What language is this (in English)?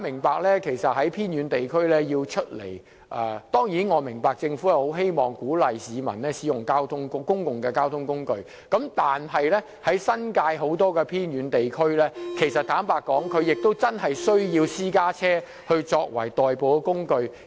Cantonese